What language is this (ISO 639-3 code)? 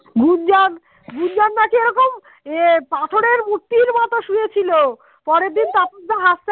ben